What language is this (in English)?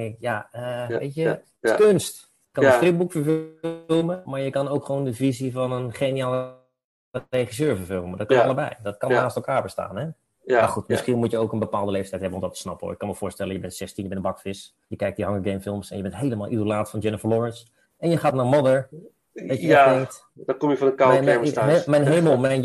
Dutch